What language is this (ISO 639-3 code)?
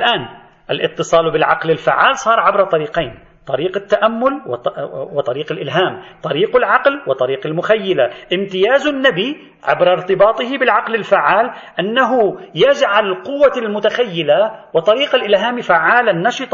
ara